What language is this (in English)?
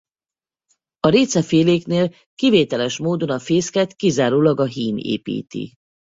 Hungarian